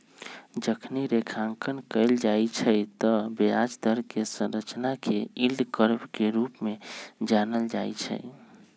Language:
Magahi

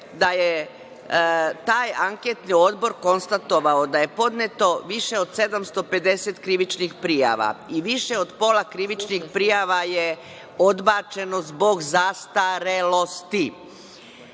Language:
Serbian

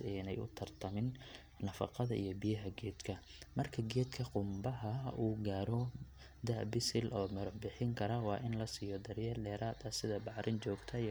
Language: Somali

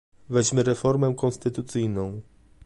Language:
Polish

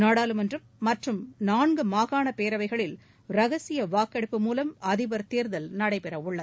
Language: Tamil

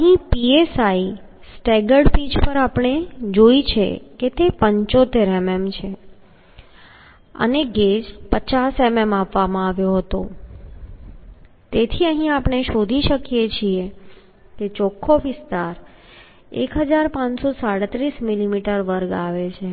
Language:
Gujarati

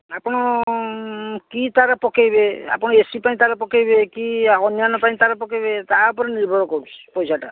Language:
Odia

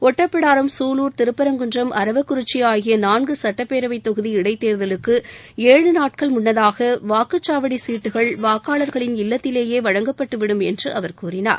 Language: Tamil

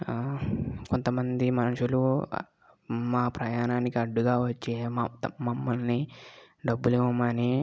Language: Telugu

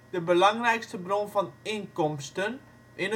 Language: Dutch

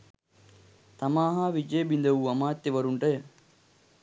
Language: Sinhala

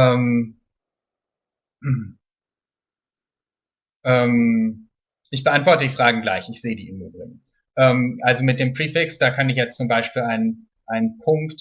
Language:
German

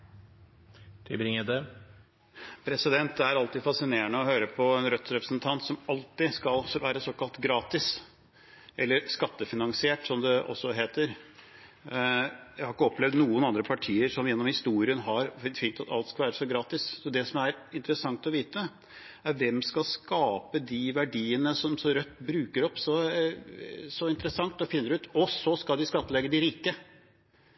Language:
Norwegian Bokmål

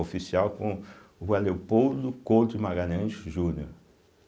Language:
Portuguese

